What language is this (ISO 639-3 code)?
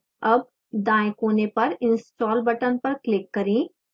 hin